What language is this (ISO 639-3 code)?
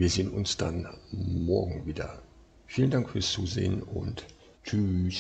deu